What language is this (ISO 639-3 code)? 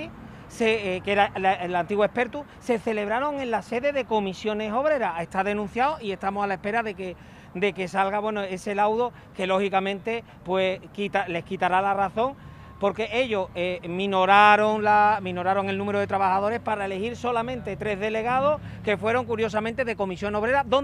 spa